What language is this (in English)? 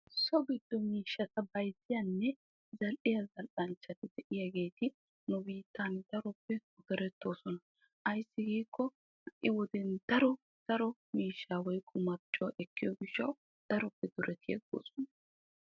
Wolaytta